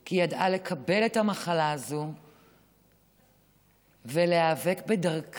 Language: Hebrew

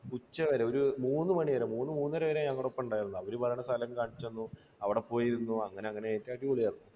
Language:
Malayalam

